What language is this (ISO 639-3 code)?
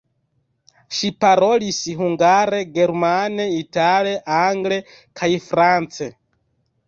epo